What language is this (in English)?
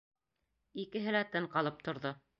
Bashkir